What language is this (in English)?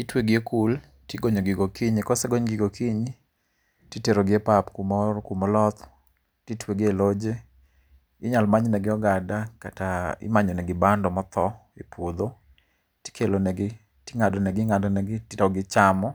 Luo (Kenya and Tanzania)